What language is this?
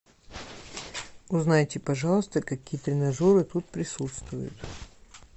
Russian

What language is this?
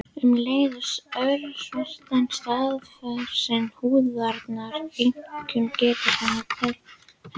Icelandic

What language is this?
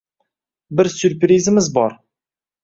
Uzbek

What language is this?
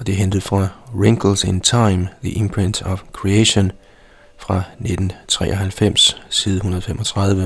Danish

